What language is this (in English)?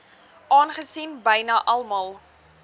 Afrikaans